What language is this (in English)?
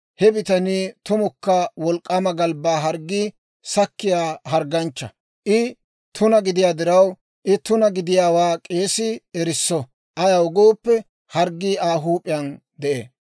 Dawro